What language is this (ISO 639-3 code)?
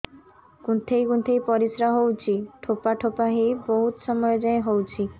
ori